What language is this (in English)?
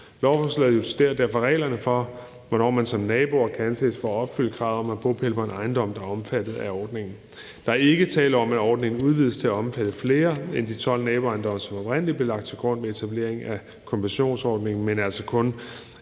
Danish